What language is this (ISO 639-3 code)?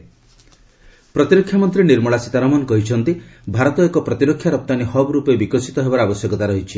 ori